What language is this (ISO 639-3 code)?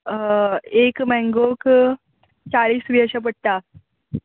kok